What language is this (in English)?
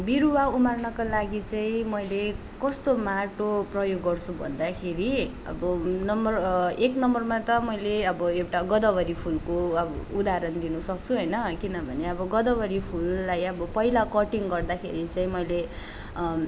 Nepali